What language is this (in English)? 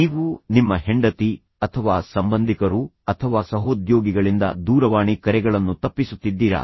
Kannada